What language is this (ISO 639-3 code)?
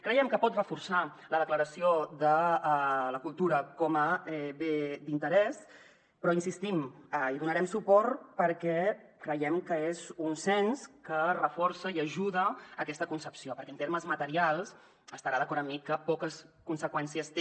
cat